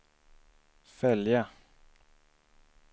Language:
Swedish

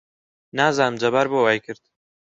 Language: Central Kurdish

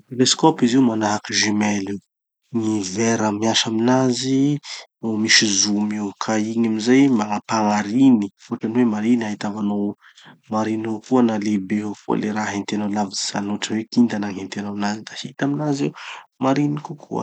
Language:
Tanosy Malagasy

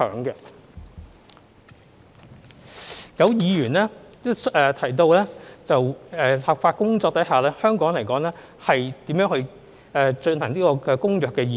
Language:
Cantonese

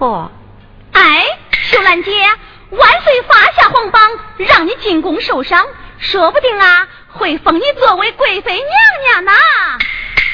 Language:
Chinese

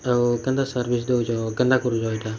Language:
Odia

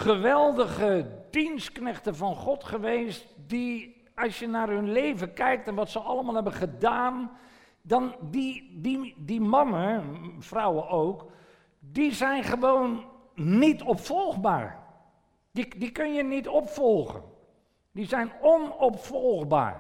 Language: Dutch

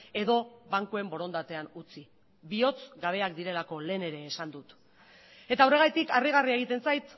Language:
Basque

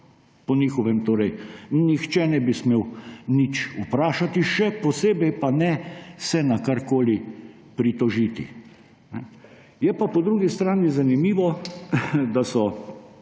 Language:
Slovenian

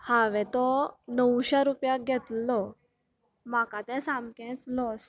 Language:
Konkani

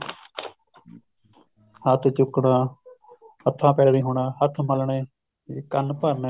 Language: Punjabi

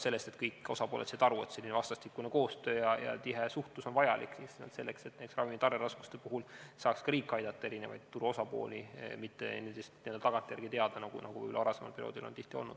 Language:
Estonian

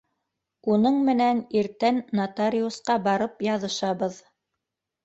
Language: Bashkir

